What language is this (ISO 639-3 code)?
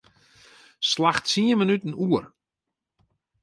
fry